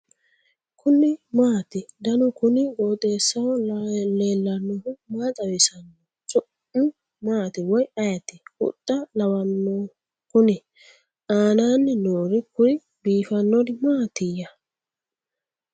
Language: Sidamo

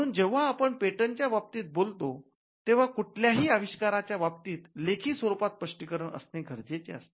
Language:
Marathi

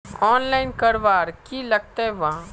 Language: Magahi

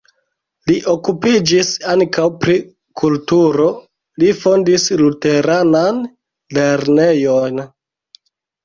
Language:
Esperanto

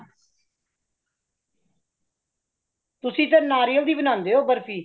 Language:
Punjabi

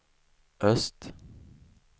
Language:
Swedish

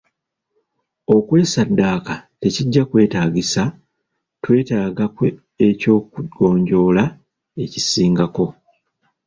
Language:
Ganda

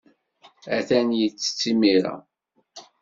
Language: Kabyle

